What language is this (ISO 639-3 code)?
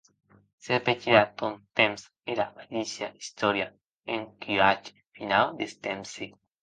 oci